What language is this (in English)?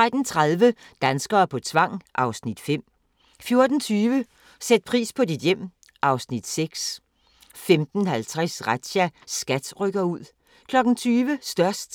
Danish